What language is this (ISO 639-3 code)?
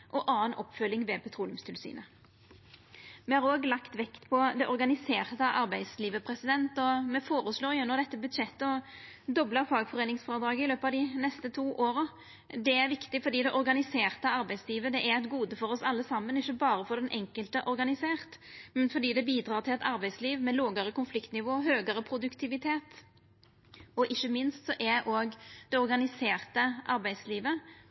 nno